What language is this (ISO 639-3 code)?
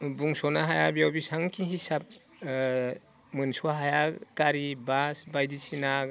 brx